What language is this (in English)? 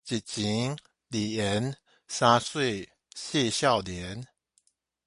Min Nan Chinese